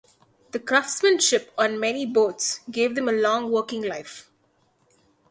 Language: English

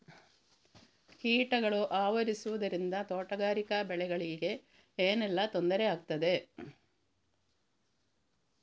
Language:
Kannada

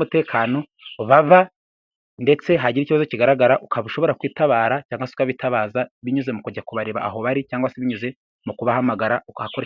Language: Kinyarwanda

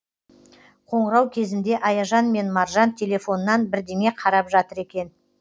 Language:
Kazakh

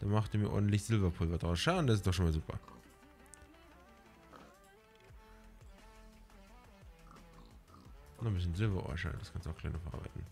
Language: German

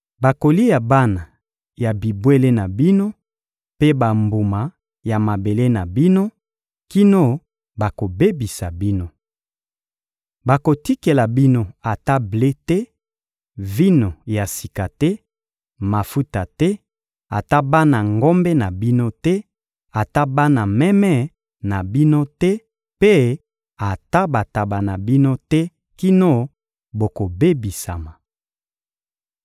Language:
Lingala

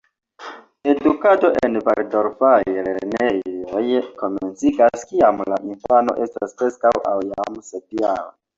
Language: Esperanto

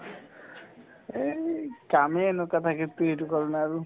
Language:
Assamese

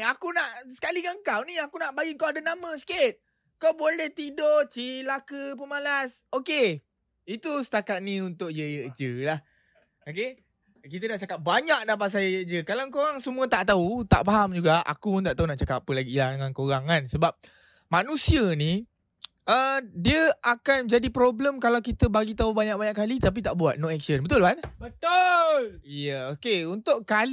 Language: Malay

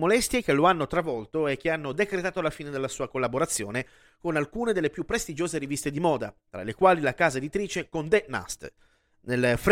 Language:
Italian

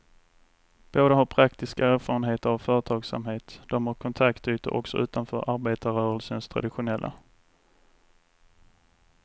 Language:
Swedish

